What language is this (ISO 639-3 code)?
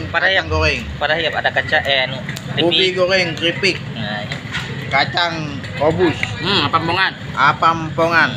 ind